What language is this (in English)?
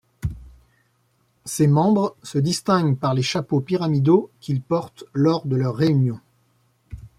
French